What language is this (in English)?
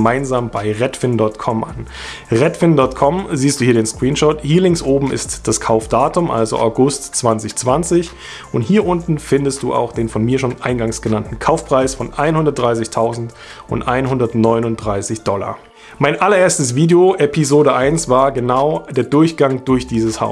German